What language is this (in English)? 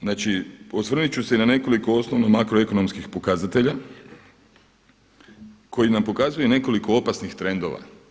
Croatian